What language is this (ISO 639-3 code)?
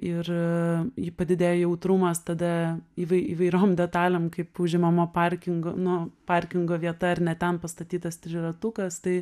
lit